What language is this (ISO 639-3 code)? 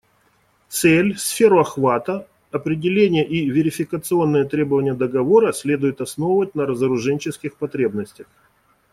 rus